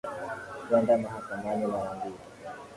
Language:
Swahili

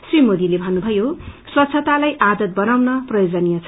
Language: Nepali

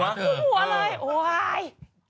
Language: Thai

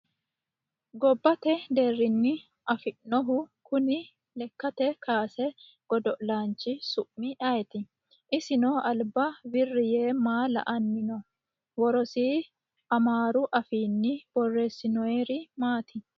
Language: Sidamo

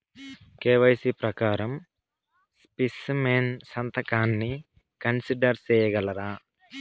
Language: Telugu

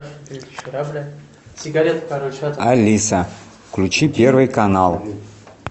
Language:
Russian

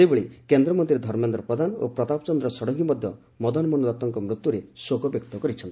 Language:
Odia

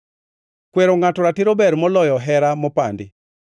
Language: Luo (Kenya and Tanzania)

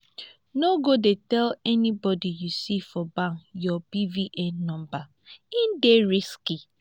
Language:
Nigerian Pidgin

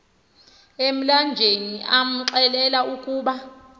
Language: Xhosa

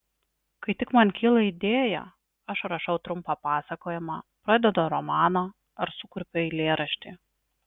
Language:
Lithuanian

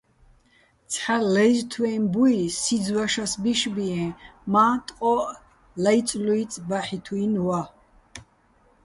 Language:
Bats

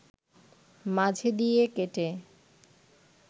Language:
Bangla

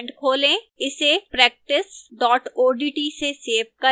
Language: Hindi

